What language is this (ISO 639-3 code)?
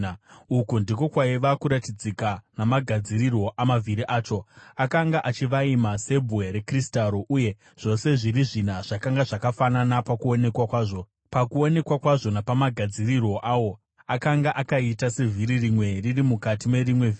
sna